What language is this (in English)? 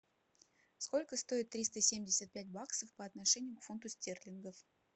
Russian